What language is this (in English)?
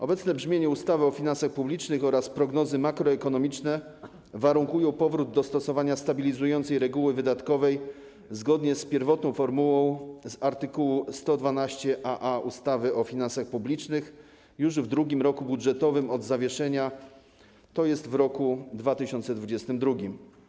Polish